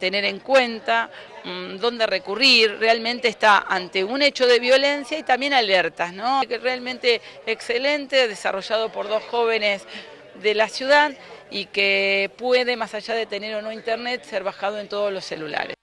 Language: Spanish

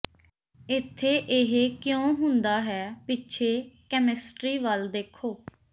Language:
Punjabi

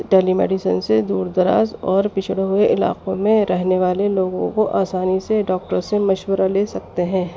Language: Urdu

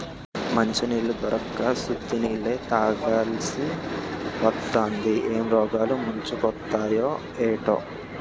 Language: Telugu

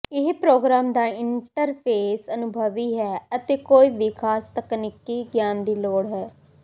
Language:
Punjabi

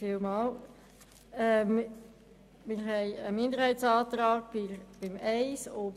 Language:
Swiss German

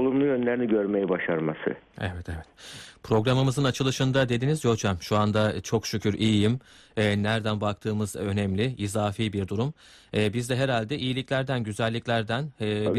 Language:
Turkish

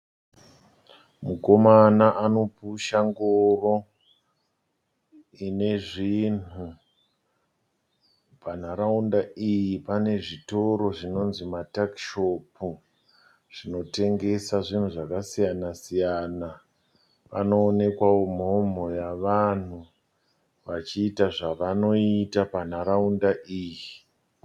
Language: Shona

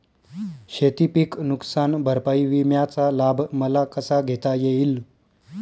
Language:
Marathi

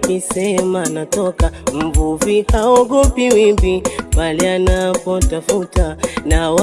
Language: Swahili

